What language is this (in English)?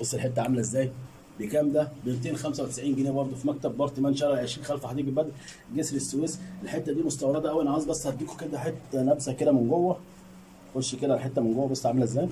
Arabic